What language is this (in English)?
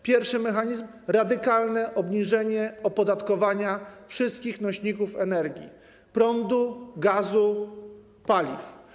Polish